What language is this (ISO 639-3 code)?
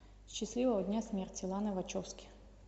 rus